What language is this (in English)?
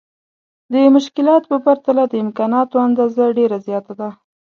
Pashto